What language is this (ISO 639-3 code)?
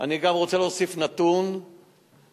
heb